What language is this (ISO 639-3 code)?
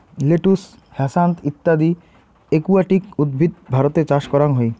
ben